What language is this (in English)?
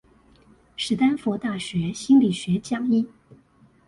Chinese